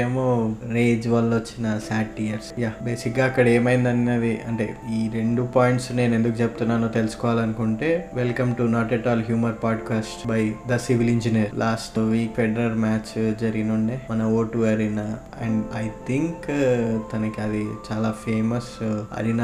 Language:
Telugu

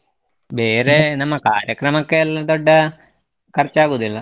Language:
Kannada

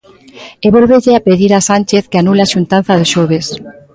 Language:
Galician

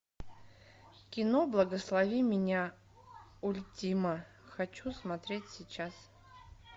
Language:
Russian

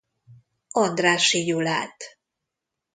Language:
Hungarian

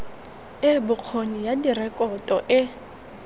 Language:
Tswana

